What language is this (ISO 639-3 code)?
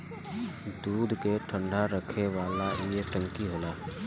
bho